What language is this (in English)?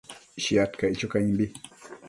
Matsés